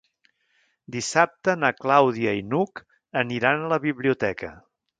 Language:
Catalan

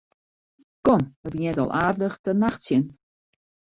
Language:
Western Frisian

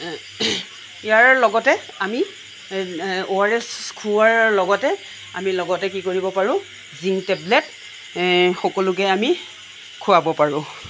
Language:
Assamese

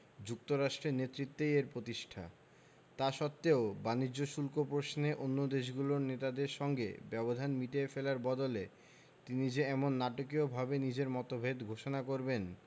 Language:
Bangla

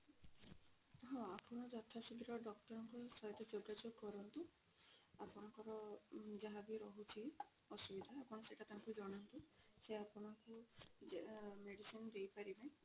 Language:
Odia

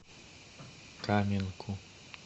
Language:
Russian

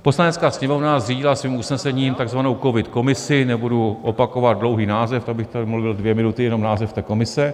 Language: Czech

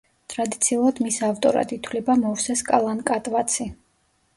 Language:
Georgian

